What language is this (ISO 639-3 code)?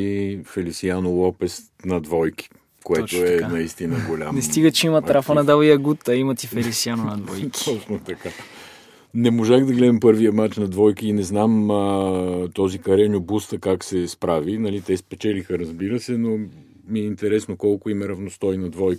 bul